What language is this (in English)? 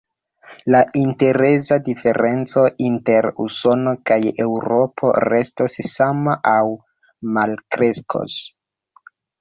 Esperanto